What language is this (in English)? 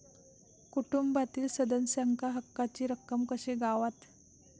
Marathi